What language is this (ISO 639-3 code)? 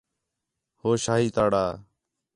xhe